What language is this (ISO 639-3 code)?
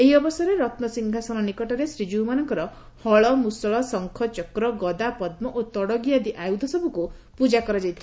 ori